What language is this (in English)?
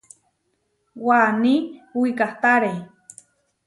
Huarijio